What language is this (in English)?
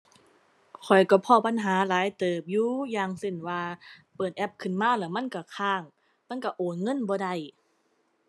Thai